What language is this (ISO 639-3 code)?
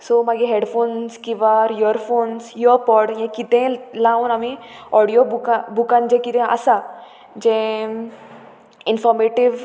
kok